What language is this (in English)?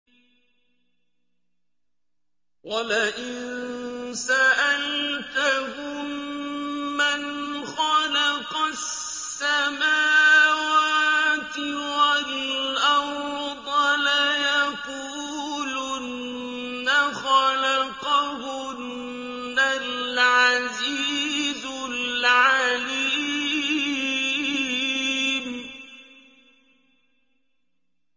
Arabic